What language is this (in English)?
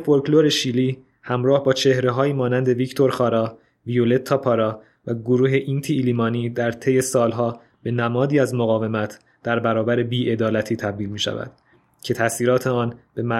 Persian